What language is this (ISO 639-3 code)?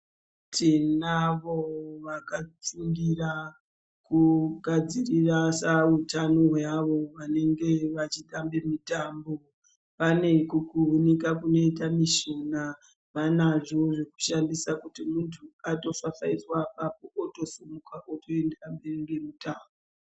ndc